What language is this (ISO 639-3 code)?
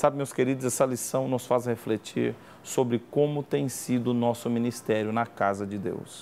por